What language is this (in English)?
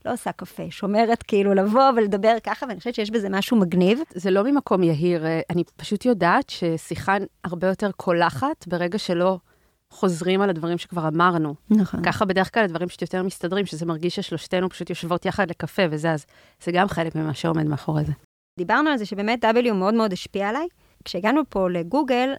Hebrew